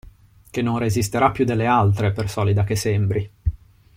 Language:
Italian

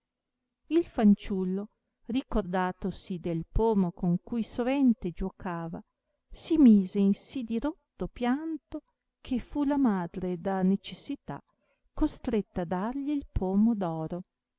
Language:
Italian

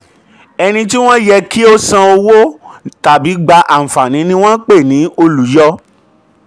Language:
Yoruba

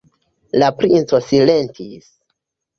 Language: Esperanto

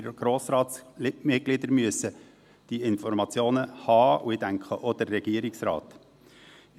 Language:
Swiss German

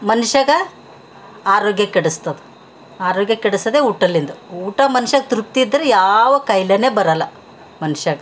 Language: Kannada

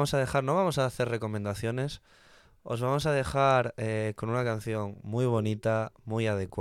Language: Spanish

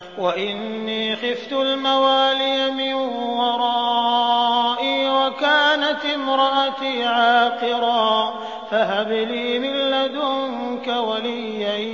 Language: Arabic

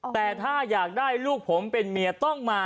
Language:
Thai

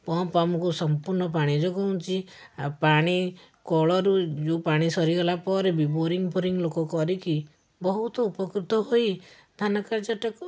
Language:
Odia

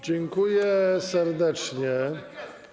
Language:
Polish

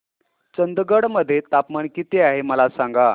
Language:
Marathi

